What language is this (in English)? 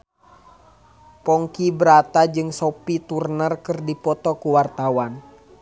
Sundanese